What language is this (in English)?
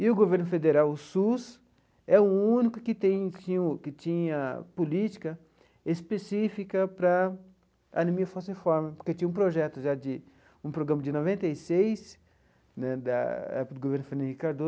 Portuguese